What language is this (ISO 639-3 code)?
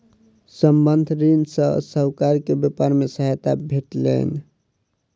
mai